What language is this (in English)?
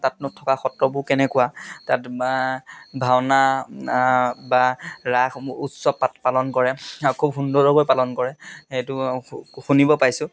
Assamese